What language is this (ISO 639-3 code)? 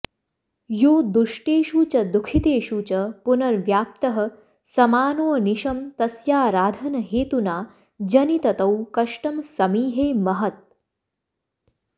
san